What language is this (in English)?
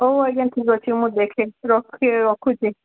Odia